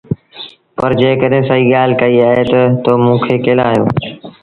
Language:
Sindhi Bhil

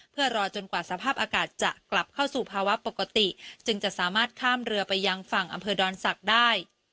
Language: Thai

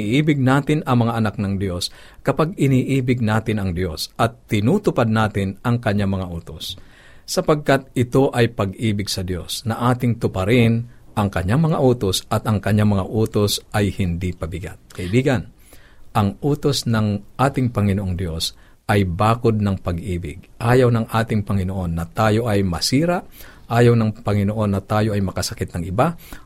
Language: Filipino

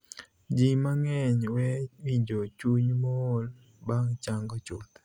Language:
Luo (Kenya and Tanzania)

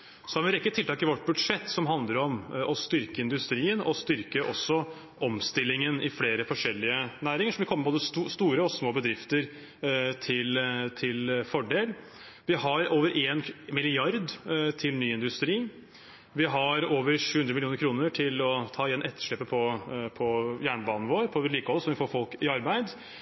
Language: Norwegian Bokmål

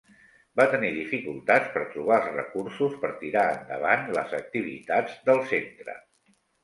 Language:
Catalan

